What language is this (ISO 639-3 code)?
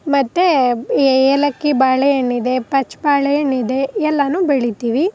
kan